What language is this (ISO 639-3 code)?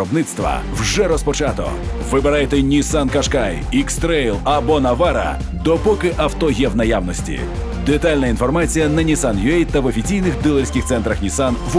ukr